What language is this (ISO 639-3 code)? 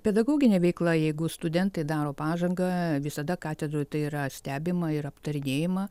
lit